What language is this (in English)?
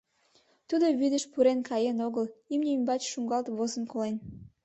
Mari